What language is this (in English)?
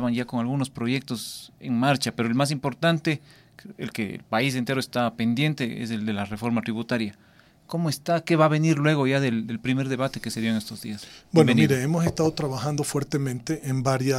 Spanish